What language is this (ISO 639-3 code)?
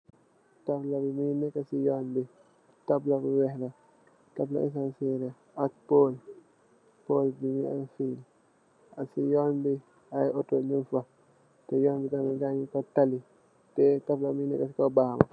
wol